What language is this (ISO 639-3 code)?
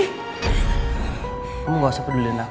ind